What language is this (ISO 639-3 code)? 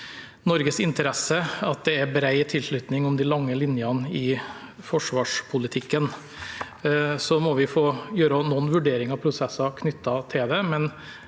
nor